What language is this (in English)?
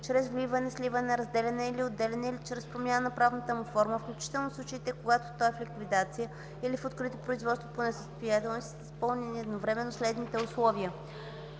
Bulgarian